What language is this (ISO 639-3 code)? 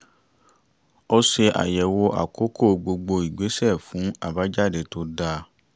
yor